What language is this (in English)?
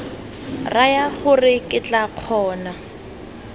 Tswana